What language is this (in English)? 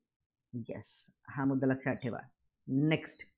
Marathi